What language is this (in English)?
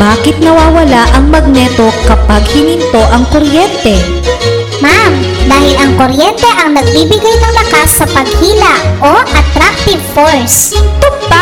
Filipino